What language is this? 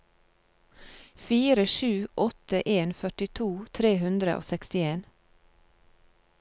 Norwegian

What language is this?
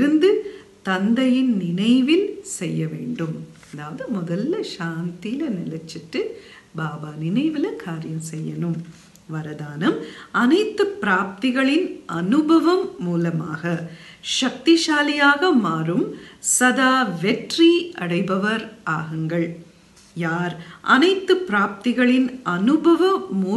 Turkish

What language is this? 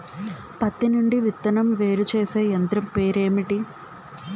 Telugu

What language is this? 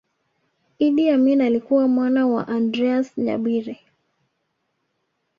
Swahili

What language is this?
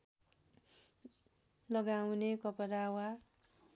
Nepali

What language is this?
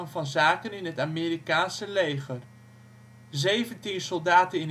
Dutch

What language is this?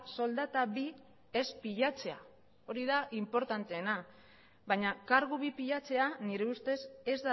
Basque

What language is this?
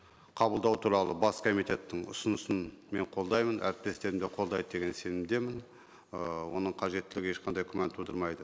Kazakh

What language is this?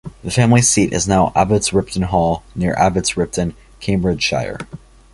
English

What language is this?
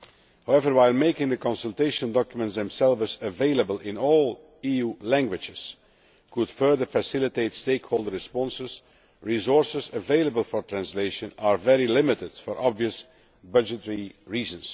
English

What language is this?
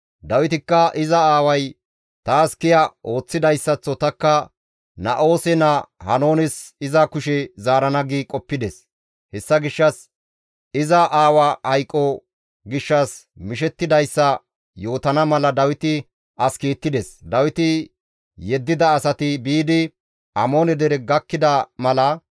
Gamo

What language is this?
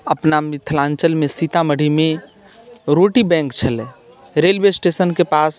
Maithili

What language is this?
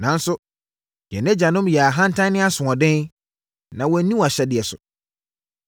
Akan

